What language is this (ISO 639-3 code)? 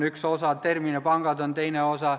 est